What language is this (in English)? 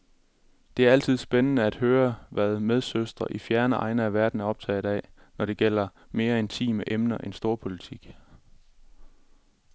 Danish